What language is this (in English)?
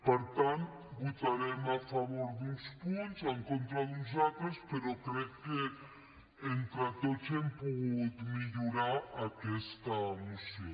Catalan